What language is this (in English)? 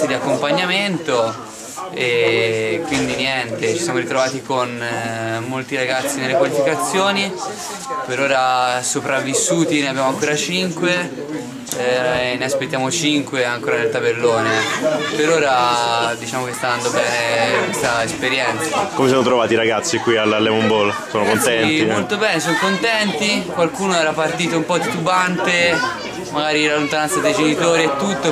Italian